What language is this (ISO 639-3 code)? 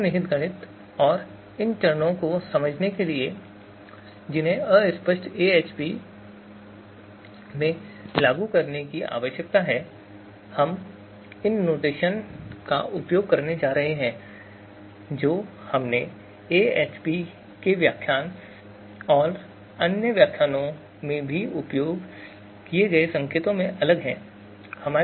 hin